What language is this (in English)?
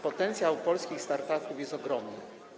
Polish